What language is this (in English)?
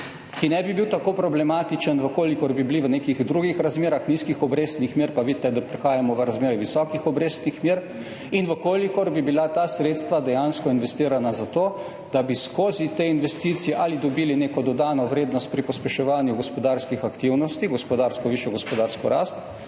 Slovenian